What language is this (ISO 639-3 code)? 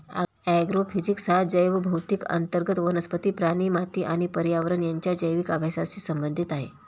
mar